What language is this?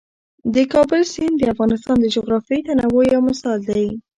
Pashto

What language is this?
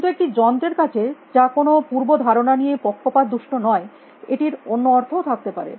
Bangla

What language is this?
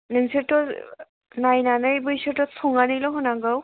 Bodo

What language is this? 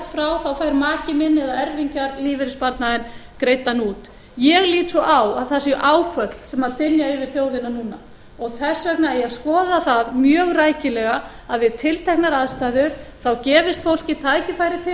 Icelandic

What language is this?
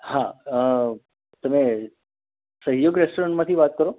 Gujarati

